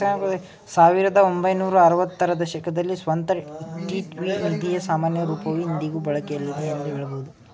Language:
Kannada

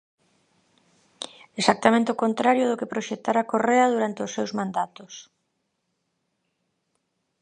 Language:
Galician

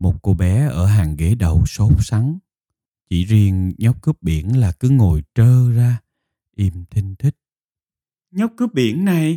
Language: Vietnamese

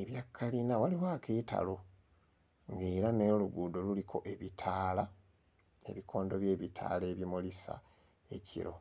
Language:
Ganda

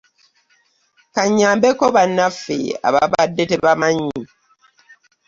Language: Ganda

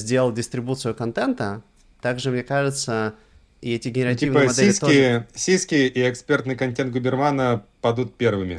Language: Russian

